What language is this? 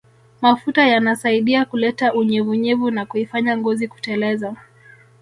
Swahili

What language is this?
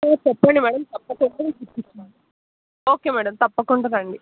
Telugu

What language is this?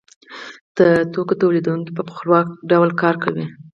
Pashto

